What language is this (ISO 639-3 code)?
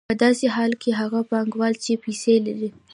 pus